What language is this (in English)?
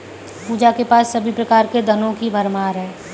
Hindi